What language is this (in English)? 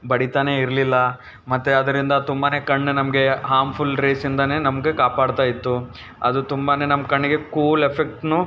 Kannada